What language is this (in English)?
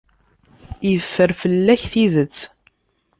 Kabyle